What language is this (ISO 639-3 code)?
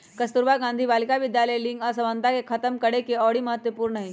mag